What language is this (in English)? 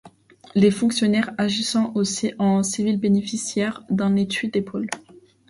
French